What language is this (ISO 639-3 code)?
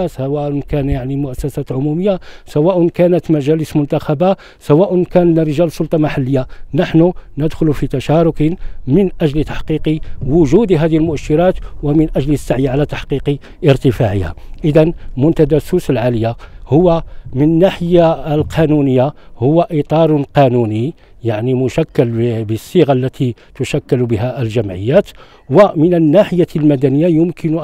ara